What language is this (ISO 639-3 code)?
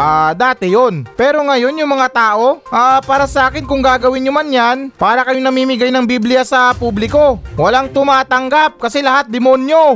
fil